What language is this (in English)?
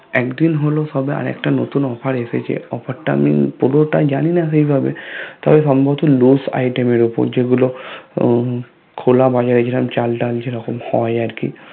Bangla